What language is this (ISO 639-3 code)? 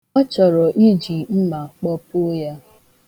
ibo